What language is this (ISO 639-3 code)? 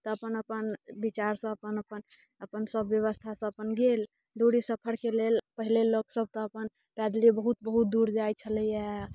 mai